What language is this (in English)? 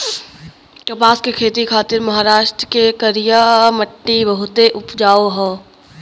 Bhojpuri